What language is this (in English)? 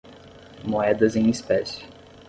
Portuguese